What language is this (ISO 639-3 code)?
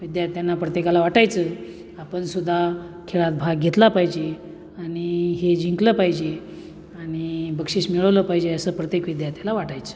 mar